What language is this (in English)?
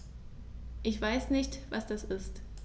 German